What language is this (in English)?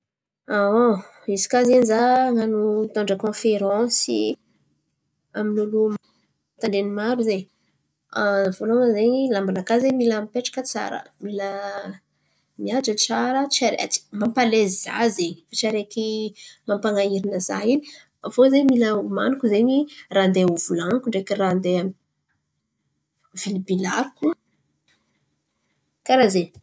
Antankarana Malagasy